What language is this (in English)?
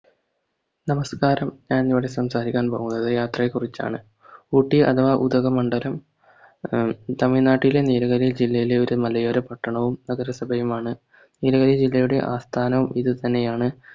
Malayalam